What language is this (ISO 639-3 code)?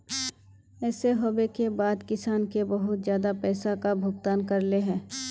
mag